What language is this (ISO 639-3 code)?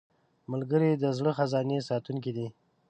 pus